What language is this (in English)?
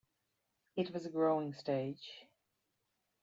English